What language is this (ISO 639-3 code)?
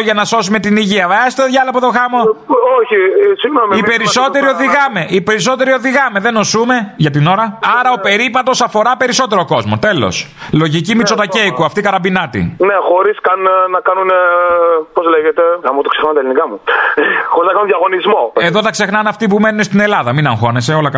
ell